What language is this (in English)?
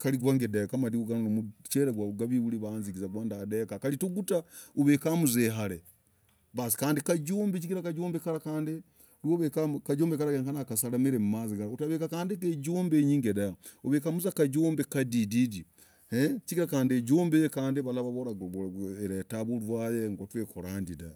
Logooli